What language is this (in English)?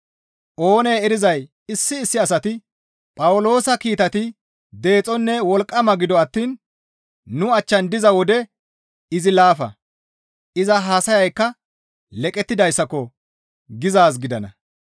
Gamo